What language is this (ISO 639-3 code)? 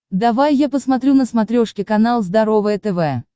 rus